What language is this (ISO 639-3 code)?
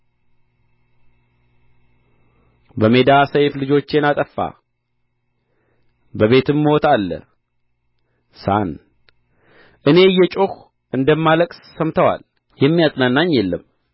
amh